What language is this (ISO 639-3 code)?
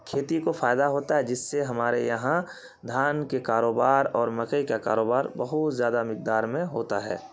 urd